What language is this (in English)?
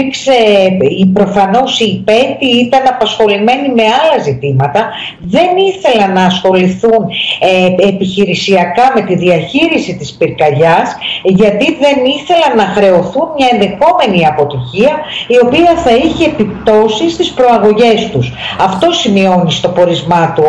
Greek